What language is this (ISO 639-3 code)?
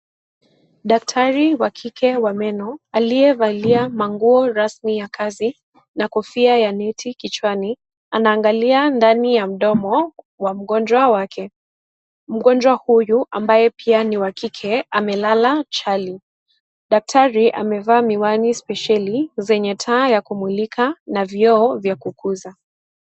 swa